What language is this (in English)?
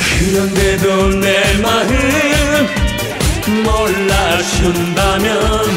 Korean